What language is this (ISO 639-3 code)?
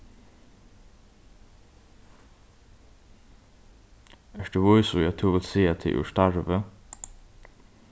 fao